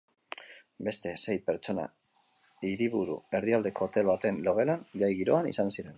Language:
Basque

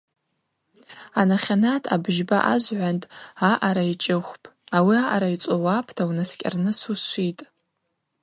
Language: Abaza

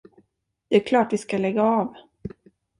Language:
Swedish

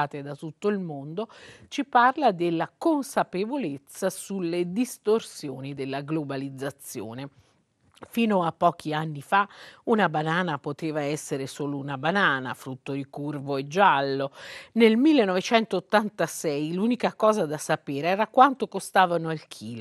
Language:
Italian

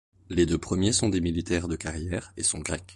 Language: French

